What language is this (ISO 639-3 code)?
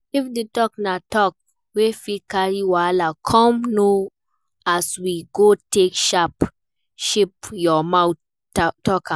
pcm